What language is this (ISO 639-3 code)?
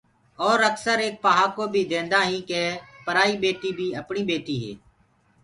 ggg